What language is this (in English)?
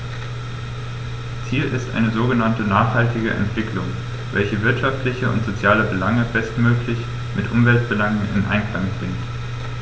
German